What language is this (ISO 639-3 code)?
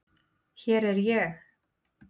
isl